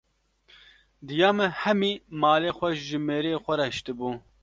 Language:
Kurdish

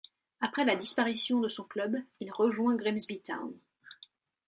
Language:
French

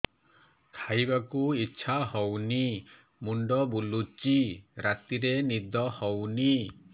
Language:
Odia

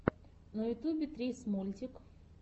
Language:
Russian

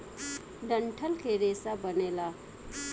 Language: Bhojpuri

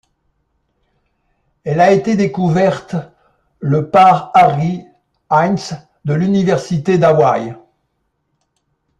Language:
French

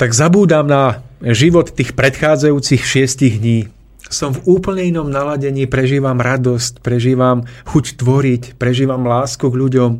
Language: Slovak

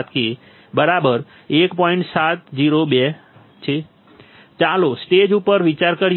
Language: Gujarati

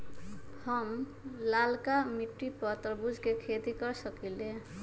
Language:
Magahi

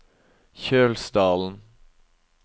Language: Norwegian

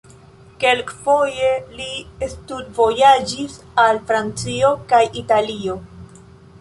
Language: Esperanto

